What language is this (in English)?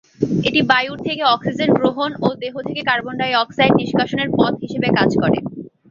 Bangla